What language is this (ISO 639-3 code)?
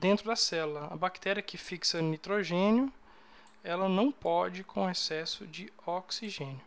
por